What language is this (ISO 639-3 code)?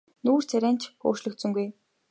mon